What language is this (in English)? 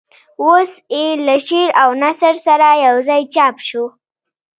Pashto